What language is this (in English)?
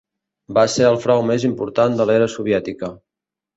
Catalan